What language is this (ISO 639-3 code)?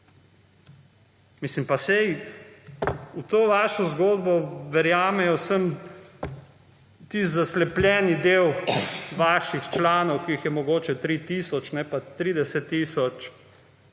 slv